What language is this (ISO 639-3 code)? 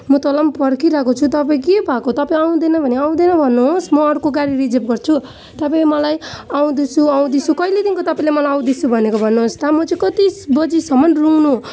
nep